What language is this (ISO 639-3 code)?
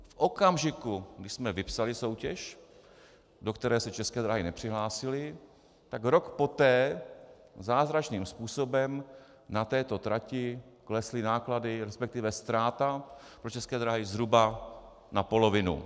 ces